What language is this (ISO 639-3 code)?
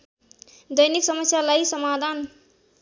nep